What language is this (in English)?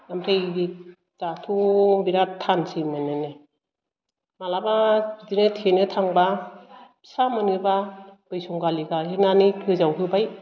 Bodo